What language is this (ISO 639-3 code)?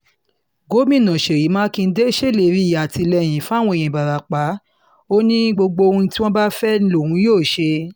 yor